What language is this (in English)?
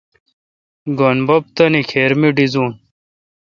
Kalkoti